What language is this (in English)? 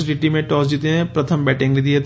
Gujarati